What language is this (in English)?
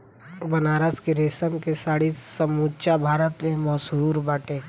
Bhojpuri